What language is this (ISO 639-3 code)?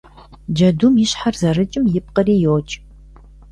kbd